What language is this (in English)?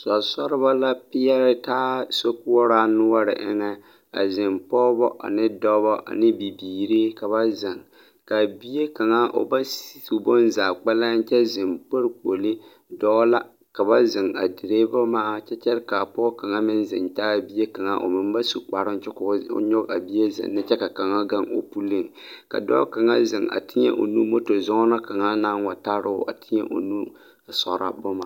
Southern Dagaare